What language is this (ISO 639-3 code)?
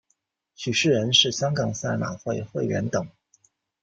zho